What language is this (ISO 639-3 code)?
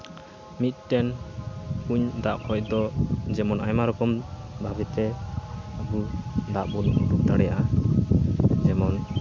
sat